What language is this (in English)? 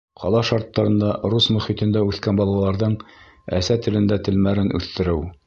Bashkir